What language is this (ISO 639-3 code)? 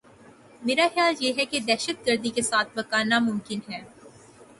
urd